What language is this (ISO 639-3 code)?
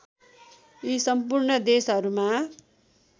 nep